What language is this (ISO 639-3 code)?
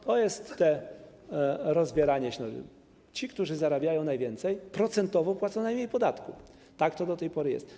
pol